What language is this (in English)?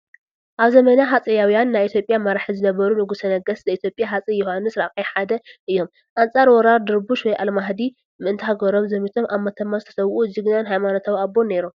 Tigrinya